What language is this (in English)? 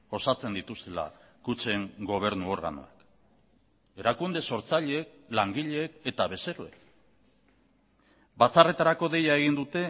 Basque